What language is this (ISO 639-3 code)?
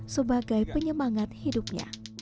ind